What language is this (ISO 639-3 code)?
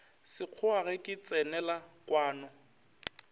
nso